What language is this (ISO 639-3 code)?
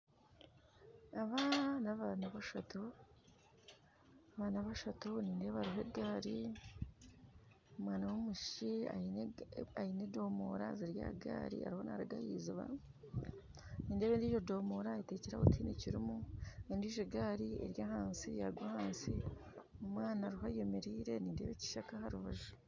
nyn